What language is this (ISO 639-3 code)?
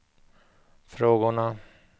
swe